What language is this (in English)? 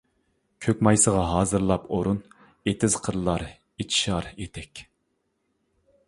Uyghur